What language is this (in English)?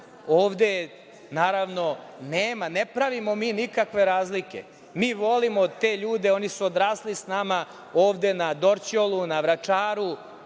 Serbian